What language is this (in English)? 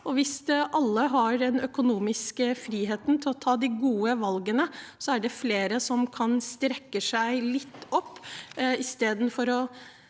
Norwegian